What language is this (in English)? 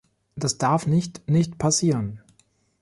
German